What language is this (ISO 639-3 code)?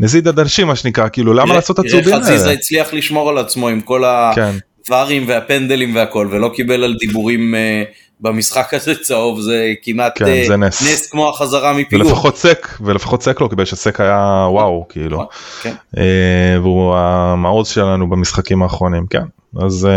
heb